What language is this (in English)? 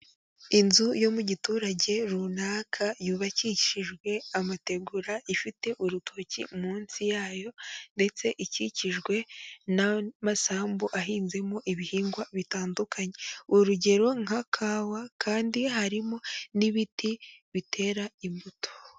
Kinyarwanda